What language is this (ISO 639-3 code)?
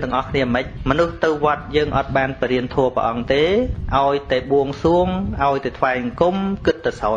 vie